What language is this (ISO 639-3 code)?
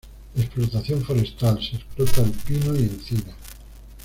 spa